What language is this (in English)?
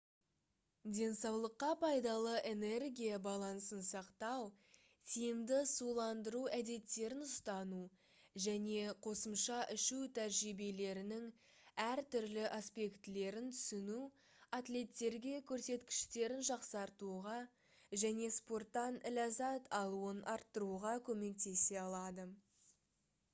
Kazakh